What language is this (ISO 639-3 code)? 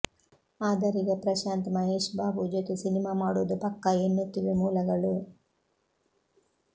kan